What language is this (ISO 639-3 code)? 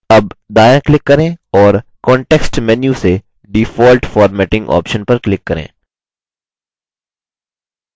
hin